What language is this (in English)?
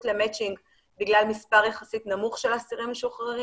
Hebrew